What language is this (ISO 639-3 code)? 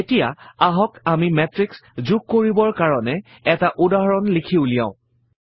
asm